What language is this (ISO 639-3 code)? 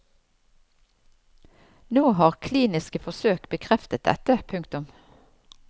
nor